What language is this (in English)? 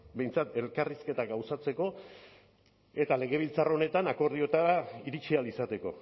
Basque